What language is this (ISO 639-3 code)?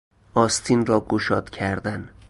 fas